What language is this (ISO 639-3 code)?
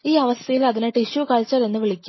mal